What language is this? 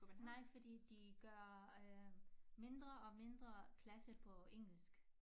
Danish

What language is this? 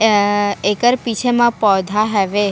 Chhattisgarhi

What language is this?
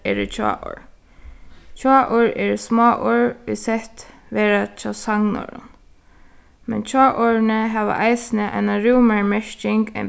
Faroese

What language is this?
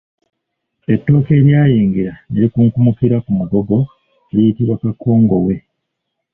Ganda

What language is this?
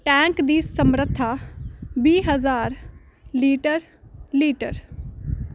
Punjabi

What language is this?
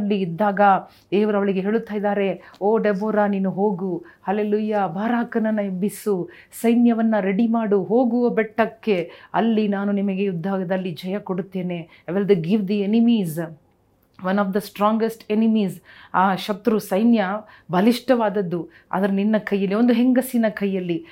Kannada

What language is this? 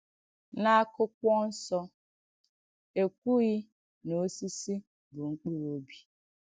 Igbo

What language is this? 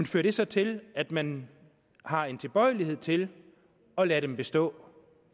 Danish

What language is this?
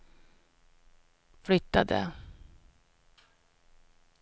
Swedish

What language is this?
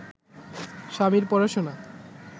Bangla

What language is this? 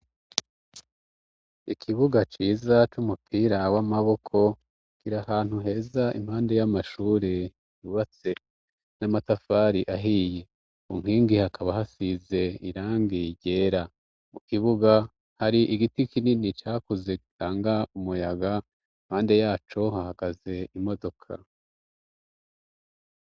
Rundi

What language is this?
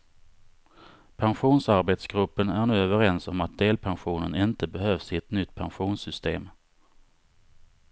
Swedish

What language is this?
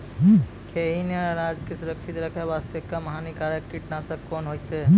Maithili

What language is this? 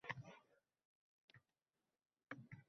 Uzbek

